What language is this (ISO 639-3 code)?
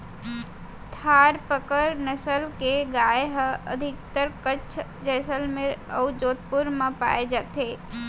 hne